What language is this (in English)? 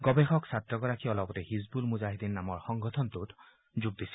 Assamese